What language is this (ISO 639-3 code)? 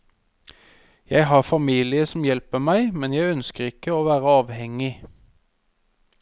nor